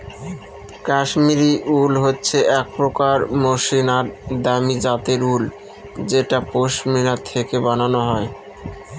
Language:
Bangla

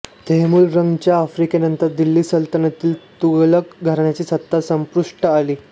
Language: Marathi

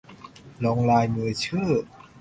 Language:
Thai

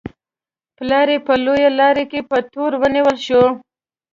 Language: Pashto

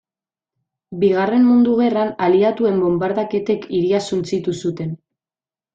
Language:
Basque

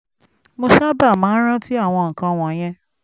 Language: Yoruba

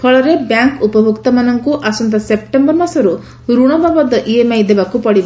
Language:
Odia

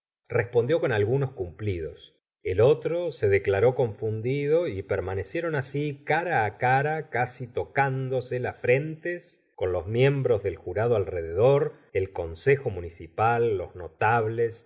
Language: Spanish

